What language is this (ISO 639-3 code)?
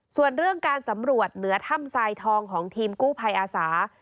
tha